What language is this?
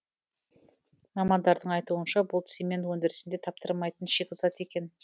Kazakh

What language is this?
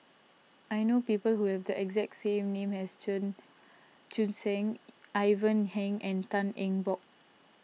English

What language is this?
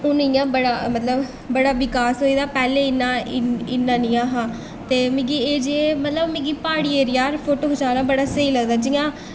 Dogri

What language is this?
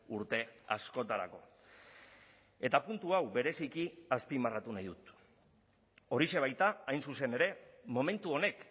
Basque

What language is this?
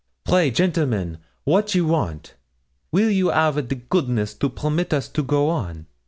English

